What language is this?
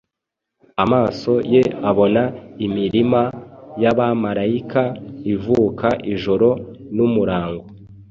Kinyarwanda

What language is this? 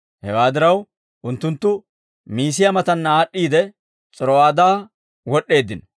Dawro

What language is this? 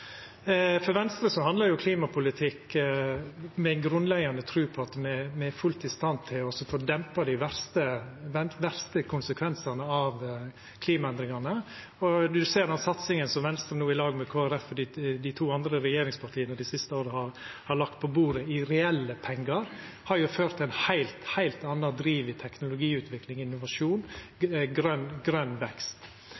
Norwegian Nynorsk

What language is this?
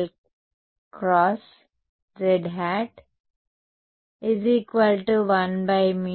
Telugu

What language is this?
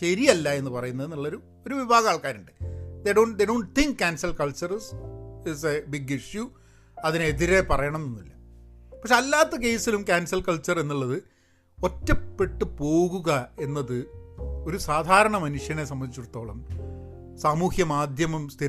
Malayalam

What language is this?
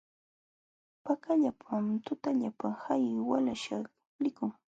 Jauja Wanca Quechua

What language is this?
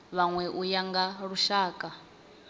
Venda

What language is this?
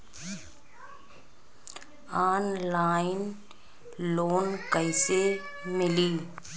Bhojpuri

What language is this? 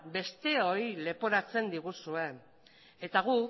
Basque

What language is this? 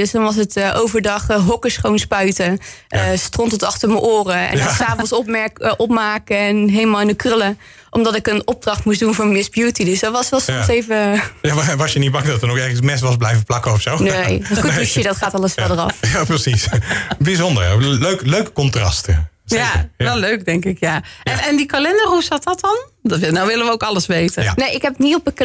Dutch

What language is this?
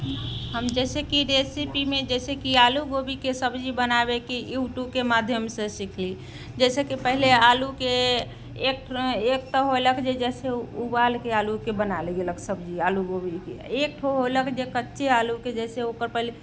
Maithili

